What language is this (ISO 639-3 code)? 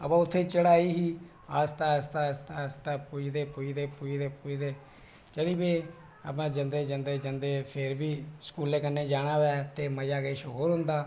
doi